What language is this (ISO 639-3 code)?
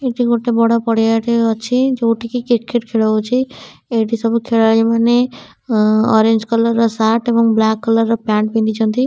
ori